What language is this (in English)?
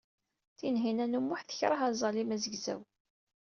Kabyle